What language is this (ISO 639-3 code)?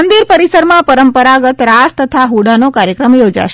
guj